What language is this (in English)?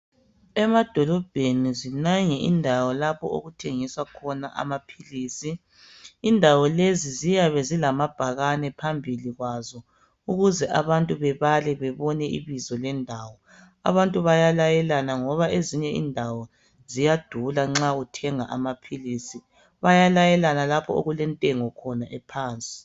North Ndebele